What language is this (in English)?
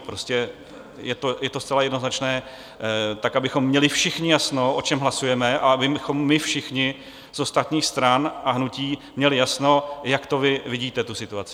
Czech